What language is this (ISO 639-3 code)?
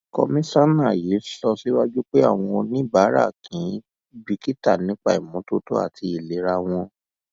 yor